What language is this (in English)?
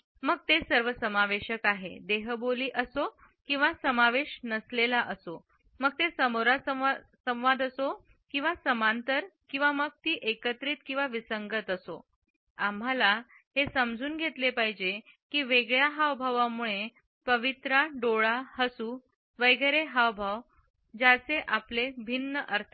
Marathi